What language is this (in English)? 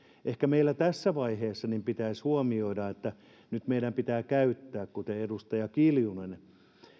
Finnish